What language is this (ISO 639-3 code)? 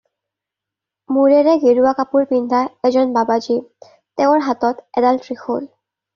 asm